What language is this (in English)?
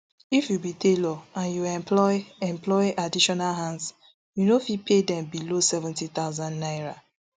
Nigerian Pidgin